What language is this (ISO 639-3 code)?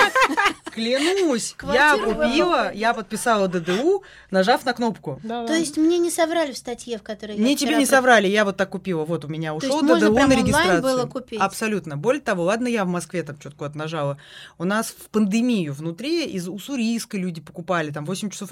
rus